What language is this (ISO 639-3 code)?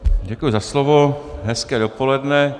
ces